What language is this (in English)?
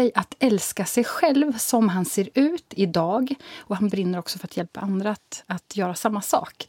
Swedish